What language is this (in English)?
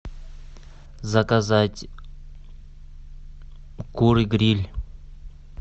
Russian